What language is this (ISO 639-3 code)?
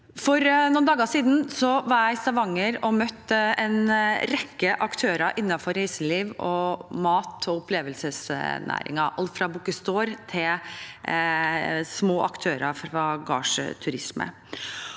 nor